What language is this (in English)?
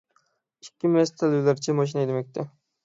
Uyghur